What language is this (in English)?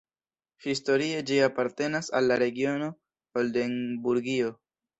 Esperanto